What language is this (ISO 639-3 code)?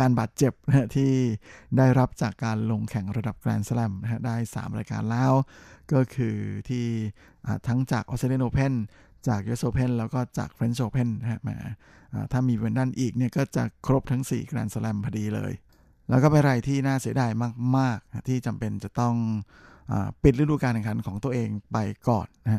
tha